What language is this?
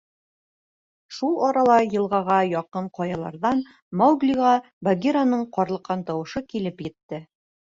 Bashkir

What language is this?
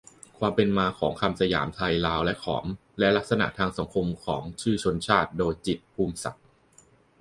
Thai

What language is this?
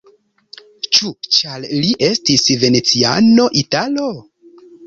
Esperanto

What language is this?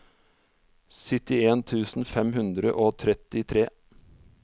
Norwegian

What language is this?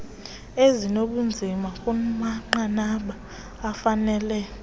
Xhosa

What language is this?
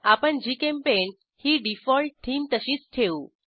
Marathi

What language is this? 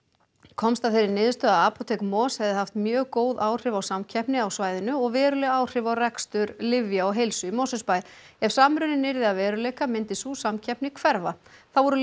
Icelandic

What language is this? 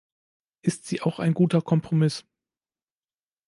German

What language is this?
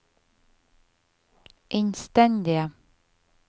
Norwegian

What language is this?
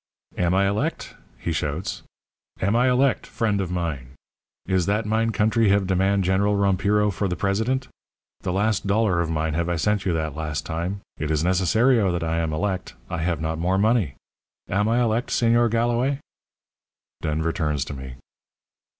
English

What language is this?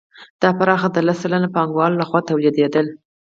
Pashto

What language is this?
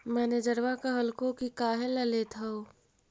Magahi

